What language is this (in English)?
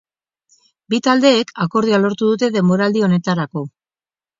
Basque